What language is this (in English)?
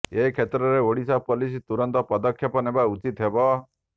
Odia